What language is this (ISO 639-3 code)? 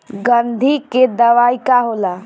bho